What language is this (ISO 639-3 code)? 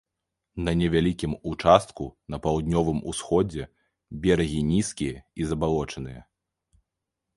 bel